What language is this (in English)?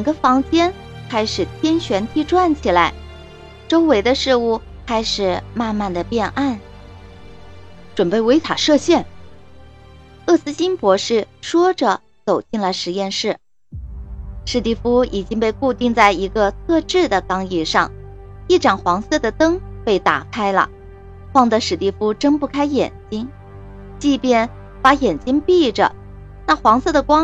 Chinese